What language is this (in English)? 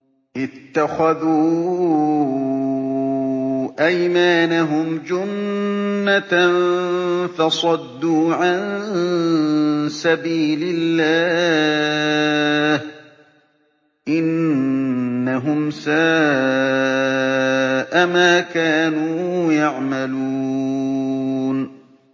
Arabic